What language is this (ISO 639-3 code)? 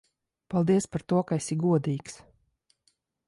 lav